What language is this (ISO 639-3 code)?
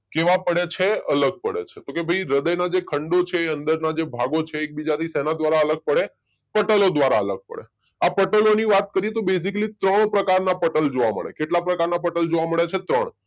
guj